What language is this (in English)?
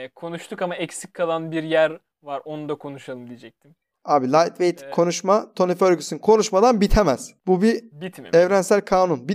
Turkish